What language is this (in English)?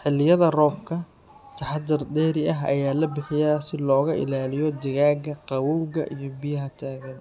Somali